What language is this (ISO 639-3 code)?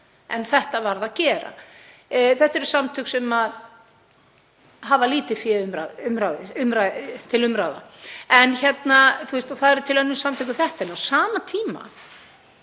isl